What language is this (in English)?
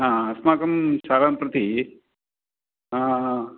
Sanskrit